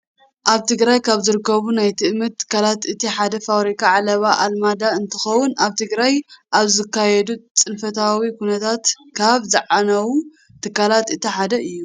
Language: Tigrinya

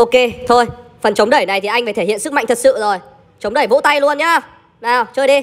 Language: Vietnamese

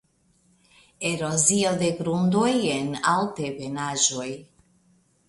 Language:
Esperanto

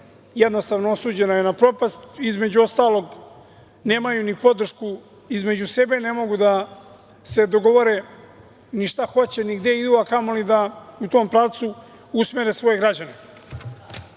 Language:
Serbian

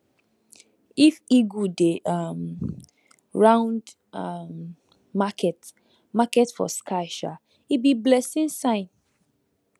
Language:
Nigerian Pidgin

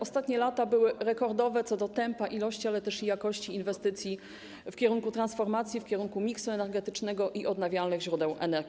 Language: Polish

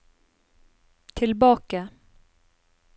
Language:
Norwegian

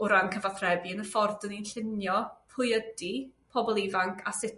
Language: Welsh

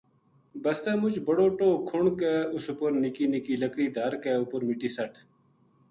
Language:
Gujari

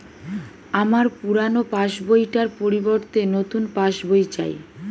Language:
Bangla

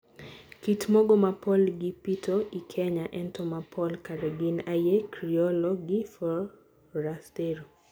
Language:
Luo (Kenya and Tanzania)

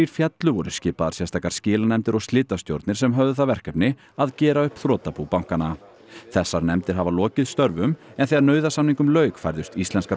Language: Icelandic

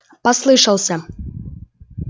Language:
Russian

